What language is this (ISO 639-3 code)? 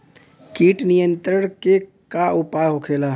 bho